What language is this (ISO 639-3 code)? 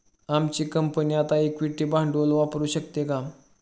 mar